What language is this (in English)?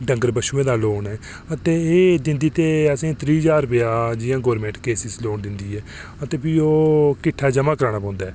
Dogri